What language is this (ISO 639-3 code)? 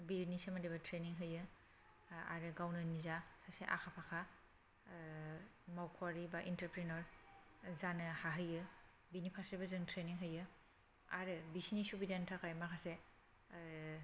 brx